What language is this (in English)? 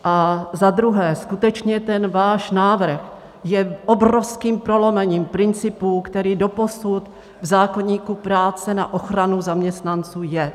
Czech